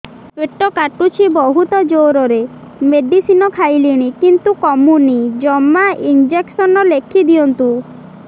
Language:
Odia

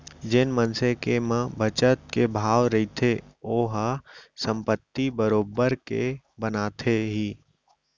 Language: Chhattisgarhi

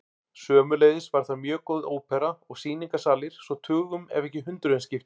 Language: Icelandic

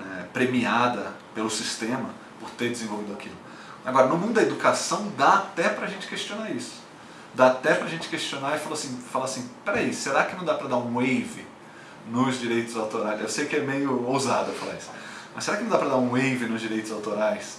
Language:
Portuguese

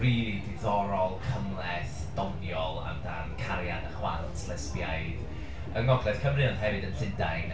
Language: Welsh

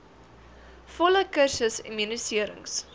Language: Afrikaans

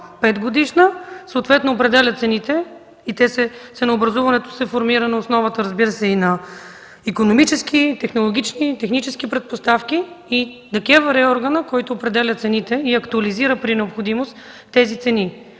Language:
Bulgarian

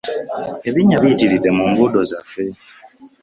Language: Ganda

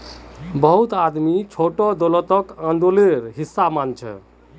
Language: Magahi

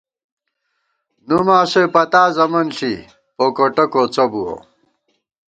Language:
Gawar-Bati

